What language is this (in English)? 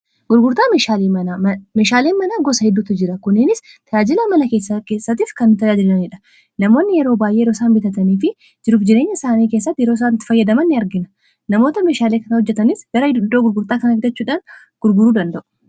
Oromo